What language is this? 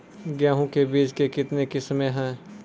Maithili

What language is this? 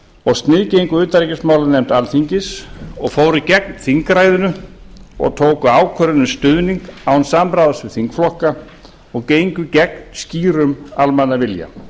Icelandic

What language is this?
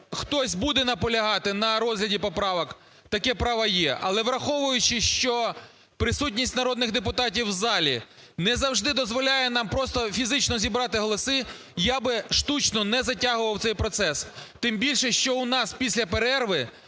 Ukrainian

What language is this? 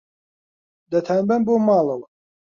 Central Kurdish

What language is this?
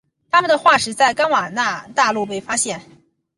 Chinese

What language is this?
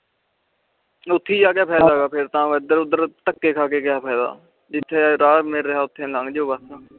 Punjabi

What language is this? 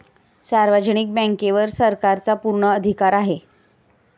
Marathi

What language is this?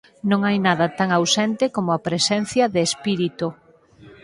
Galician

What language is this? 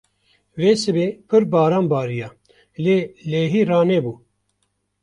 Kurdish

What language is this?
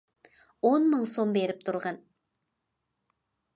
Uyghur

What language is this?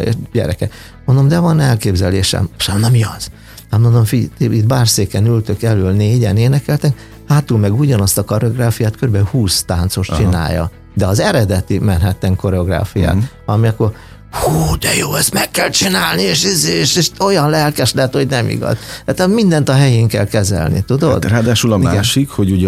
Hungarian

